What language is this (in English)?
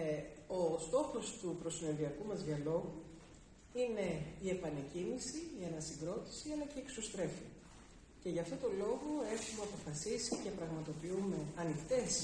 Greek